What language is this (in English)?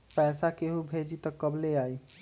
Magahi